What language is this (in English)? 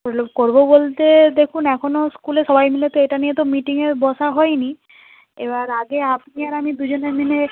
Bangla